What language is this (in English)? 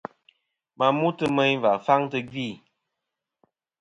Kom